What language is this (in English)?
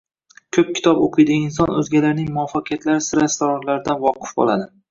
Uzbek